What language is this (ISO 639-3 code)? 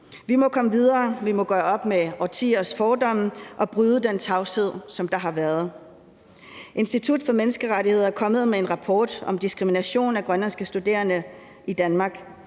dan